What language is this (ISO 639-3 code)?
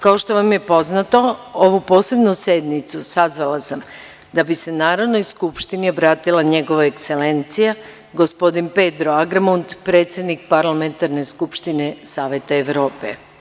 srp